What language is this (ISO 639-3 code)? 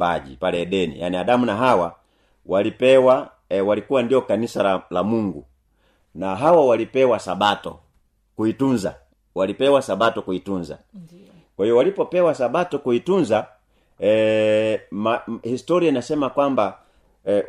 swa